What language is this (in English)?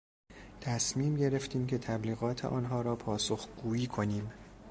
Persian